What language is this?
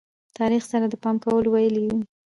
Pashto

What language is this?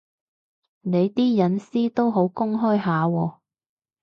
Cantonese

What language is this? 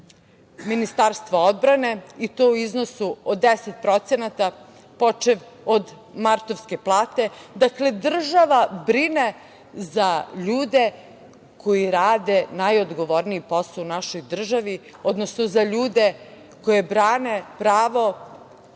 Serbian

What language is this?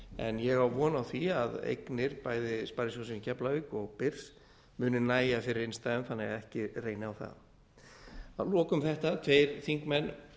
Icelandic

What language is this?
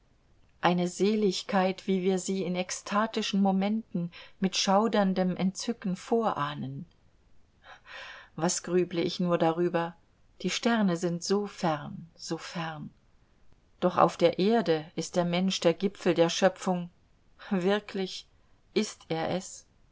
German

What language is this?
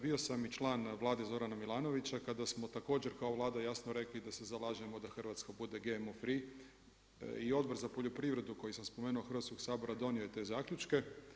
Croatian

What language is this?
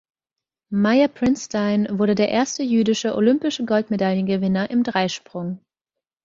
German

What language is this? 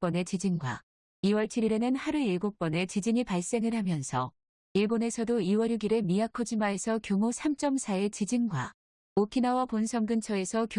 Korean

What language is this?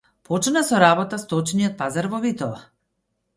Macedonian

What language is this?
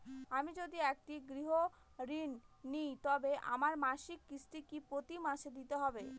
Bangla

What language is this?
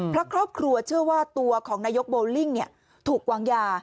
Thai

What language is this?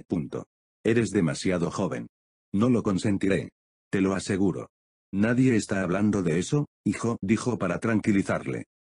Spanish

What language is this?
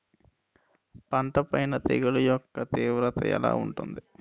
Telugu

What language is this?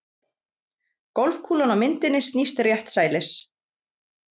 Icelandic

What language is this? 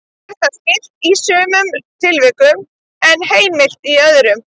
Icelandic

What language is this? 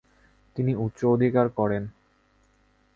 Bangla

